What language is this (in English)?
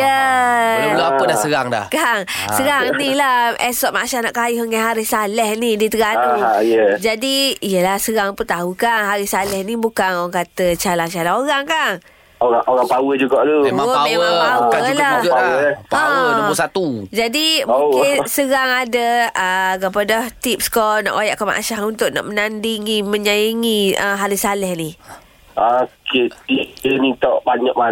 Malay